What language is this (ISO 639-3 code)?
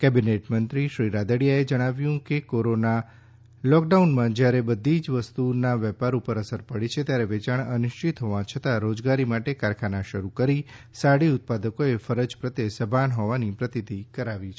guj